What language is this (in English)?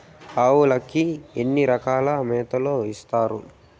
Telugu